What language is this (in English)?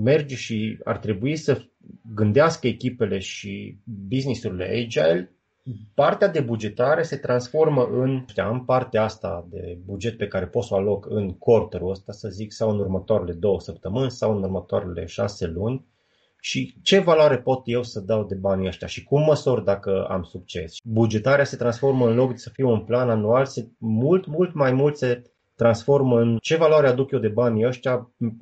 Romanian